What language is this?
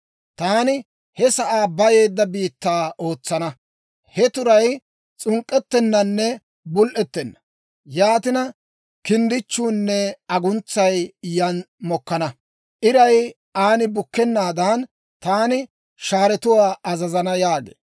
Dawro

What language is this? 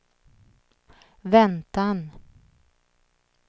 Swedish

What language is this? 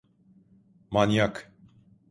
Turkish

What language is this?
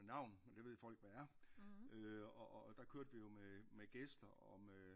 Danish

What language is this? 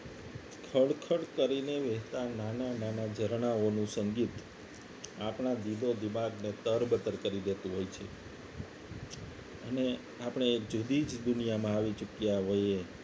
Gujarati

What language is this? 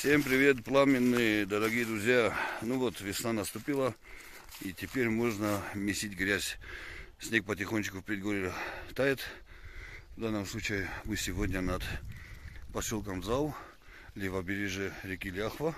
Russian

